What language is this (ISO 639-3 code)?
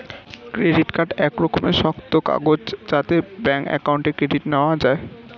ben